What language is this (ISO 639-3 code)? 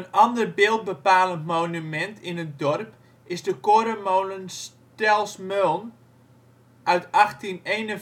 nld